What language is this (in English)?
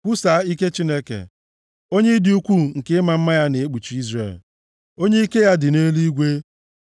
Igbo